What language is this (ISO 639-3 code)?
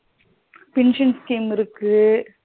tam